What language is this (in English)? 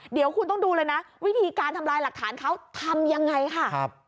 Thai